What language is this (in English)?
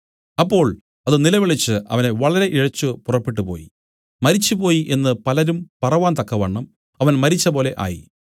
Malayalam